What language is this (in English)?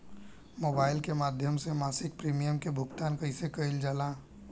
Bhojpuri